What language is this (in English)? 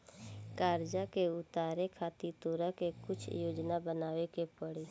Bhojpuri